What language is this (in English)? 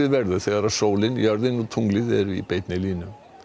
Icelandic